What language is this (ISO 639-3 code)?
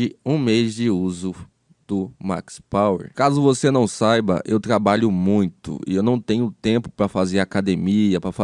por